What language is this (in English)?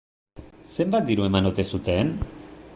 Basque